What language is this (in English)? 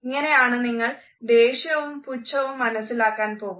Malayalam